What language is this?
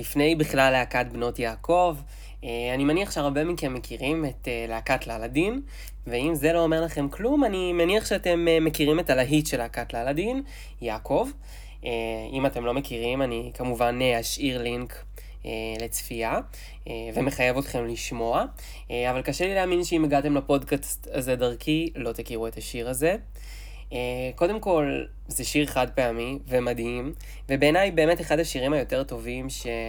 Hebrew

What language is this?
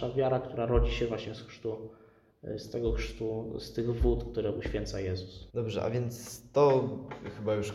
Polish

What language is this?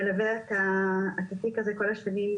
Hebrew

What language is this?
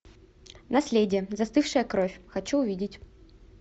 Russian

